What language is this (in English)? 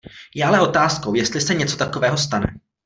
Czech